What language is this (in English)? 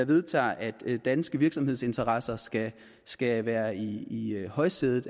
Danish